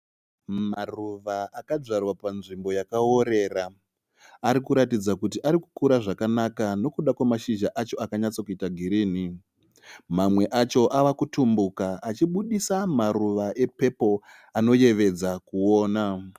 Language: Shona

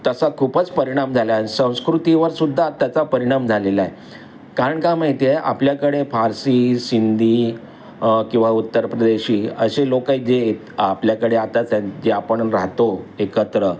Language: Marathi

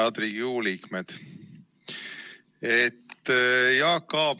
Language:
Estonian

